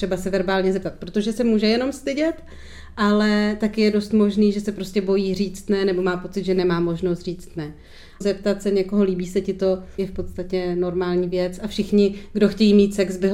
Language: Czech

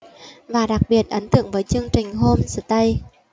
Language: Vietnamese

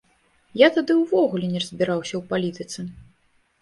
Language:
Belarusian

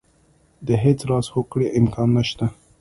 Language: Pashto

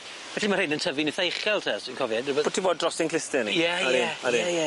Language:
Welsh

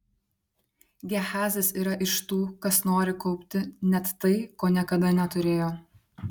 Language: Lithuanian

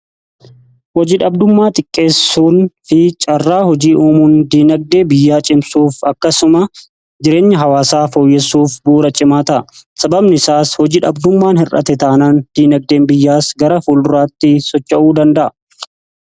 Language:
Oromo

